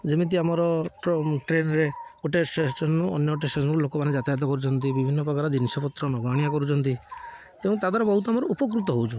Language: Odia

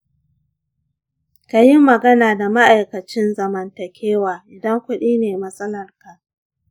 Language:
Hausa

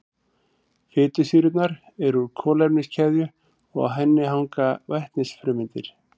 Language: Icelandic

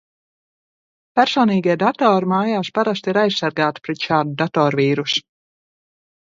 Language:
Latvian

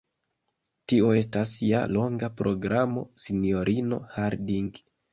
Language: Esperanto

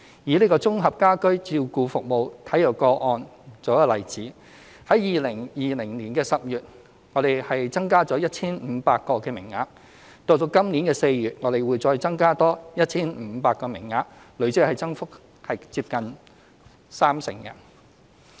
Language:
Cantonese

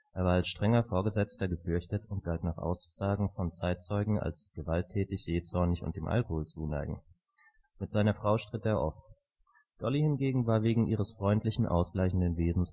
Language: German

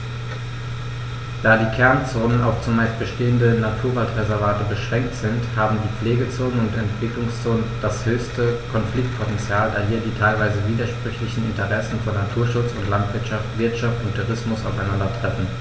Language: German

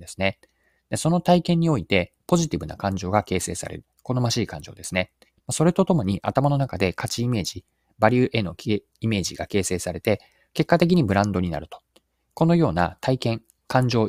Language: Japanese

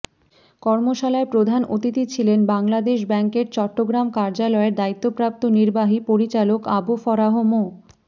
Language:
Bangla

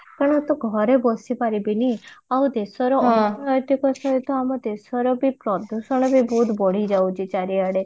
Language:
Odia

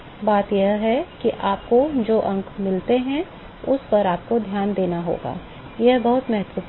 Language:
Hindi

